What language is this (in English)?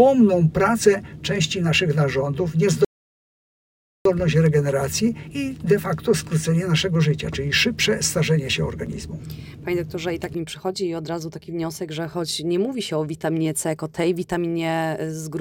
Polish